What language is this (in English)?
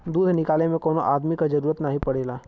Bhojpuri